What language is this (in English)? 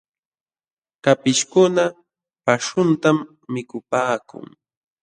Jauja Wanca Quechua